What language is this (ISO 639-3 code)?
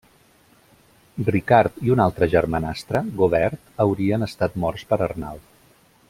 cat